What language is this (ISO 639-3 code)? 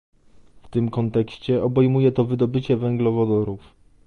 pol